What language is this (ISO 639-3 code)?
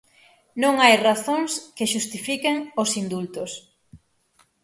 glg